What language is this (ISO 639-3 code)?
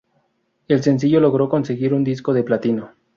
spa